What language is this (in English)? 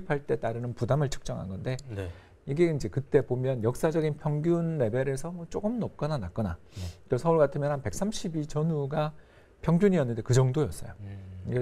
Korean